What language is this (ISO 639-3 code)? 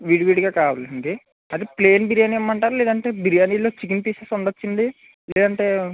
tel